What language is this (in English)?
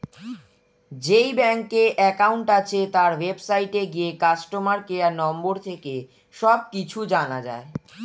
Bangla